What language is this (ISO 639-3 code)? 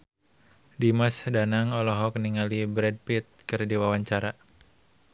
sun